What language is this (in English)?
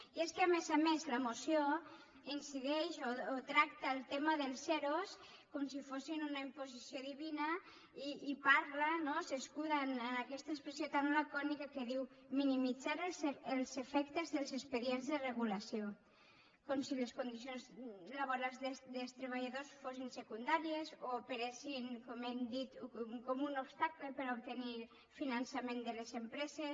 Catalan